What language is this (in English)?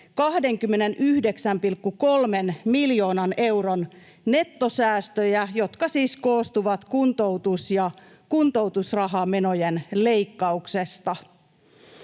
Finnish